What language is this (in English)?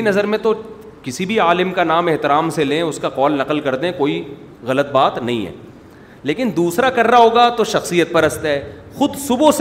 Urdu